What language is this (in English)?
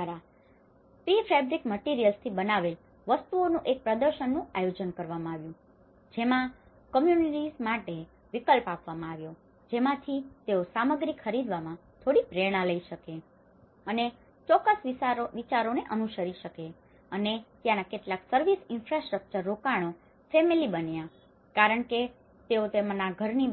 Gujarati